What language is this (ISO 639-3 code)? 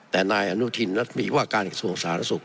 tha